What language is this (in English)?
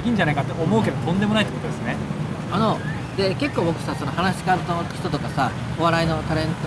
Japanese